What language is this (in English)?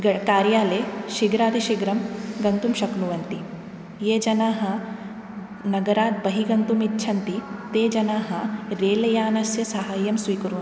Sanskrit